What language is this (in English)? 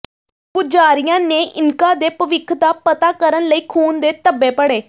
Punjabi